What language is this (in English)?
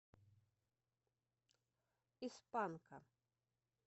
Russian